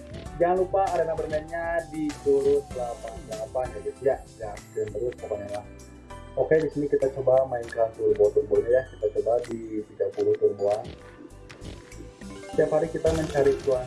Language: Indonesian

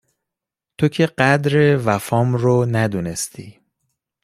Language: Persian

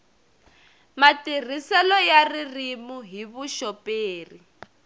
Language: Tsonga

